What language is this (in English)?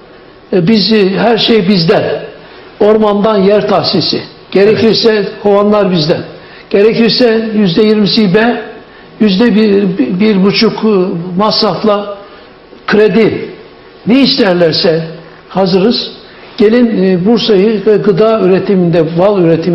Turkish